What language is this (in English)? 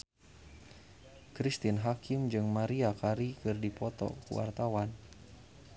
Sundanese